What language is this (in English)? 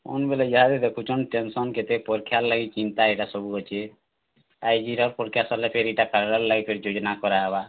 Odia